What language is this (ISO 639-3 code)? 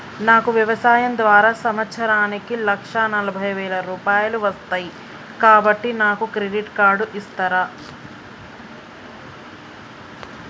tel